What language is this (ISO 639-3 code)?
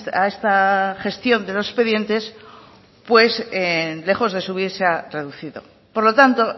spa